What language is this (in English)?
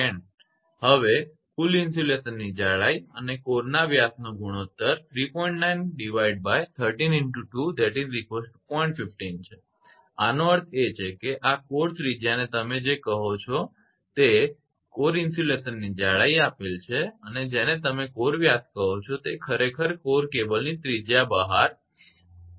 Gujarati